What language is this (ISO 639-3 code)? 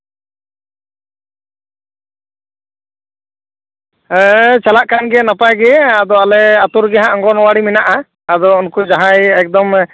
sat